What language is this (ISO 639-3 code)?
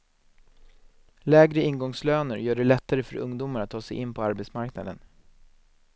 swe